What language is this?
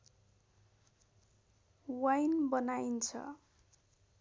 Nepali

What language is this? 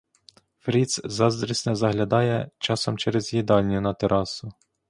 Ukrainian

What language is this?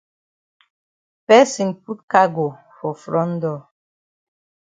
Cameroon Pidgin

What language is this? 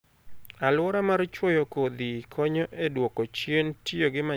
Luo (Kenya and Tanzania)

